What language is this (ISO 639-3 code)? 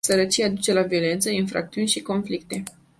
ron